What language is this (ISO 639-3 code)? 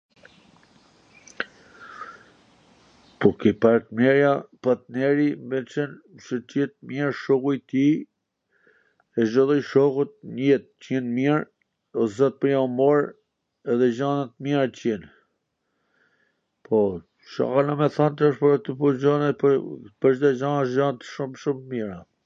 aln